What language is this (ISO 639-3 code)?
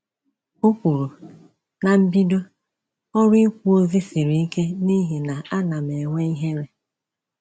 ibo